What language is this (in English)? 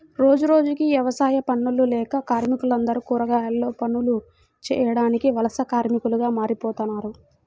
Telugu